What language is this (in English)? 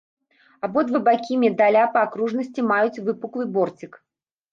Belarusian